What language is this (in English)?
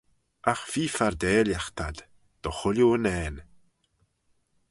Manx